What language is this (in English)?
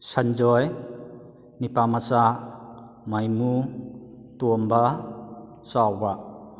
Manipuri